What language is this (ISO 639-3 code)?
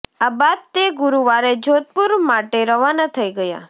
guj